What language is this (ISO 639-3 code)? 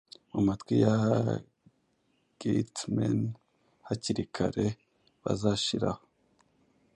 kin